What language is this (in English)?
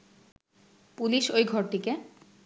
Bangla